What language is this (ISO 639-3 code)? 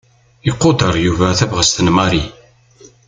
kab